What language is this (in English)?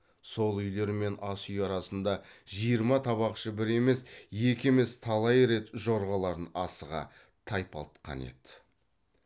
Kazakh